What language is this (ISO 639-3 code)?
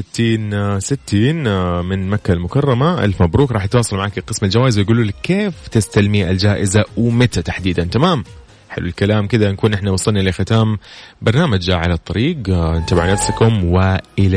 ara